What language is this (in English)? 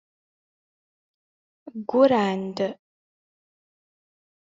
Kabyle